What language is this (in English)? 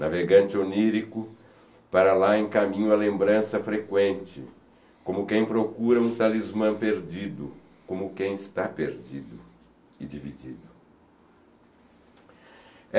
Portuguese